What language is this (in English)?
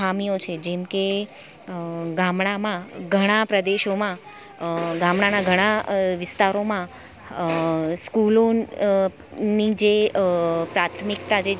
Gujarati